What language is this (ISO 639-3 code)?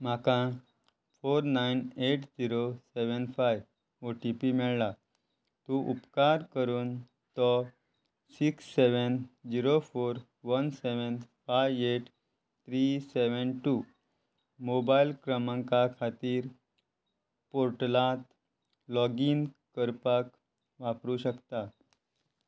kok